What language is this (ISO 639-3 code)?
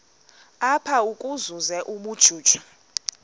xho